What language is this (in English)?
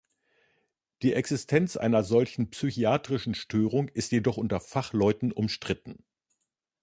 German